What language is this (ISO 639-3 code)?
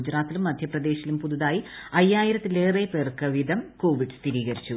mal